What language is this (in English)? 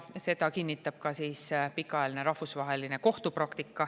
Estonian